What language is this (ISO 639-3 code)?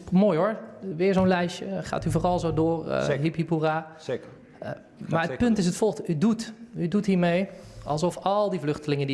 nld